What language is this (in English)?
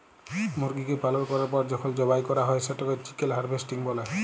Bangla